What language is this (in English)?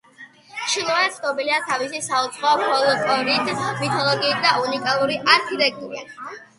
Georgian